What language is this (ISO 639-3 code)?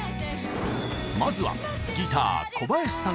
jpn